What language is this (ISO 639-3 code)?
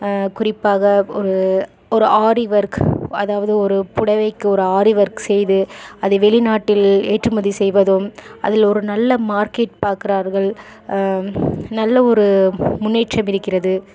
tam